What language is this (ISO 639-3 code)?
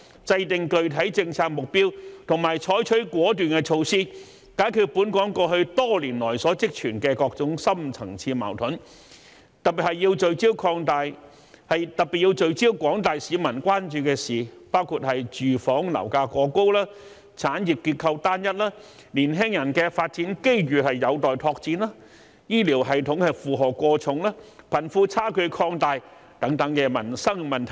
yue